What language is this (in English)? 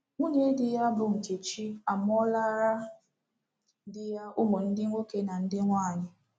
Igbo